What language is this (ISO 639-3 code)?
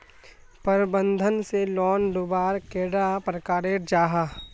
mag